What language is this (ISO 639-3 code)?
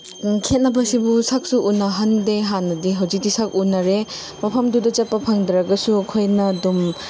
mni